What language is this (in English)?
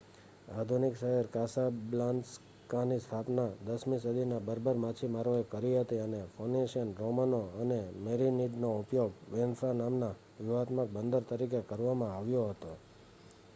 Gujarati